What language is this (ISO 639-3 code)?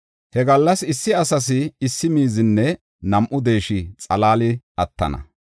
gof